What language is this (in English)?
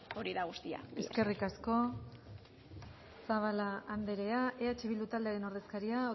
Basque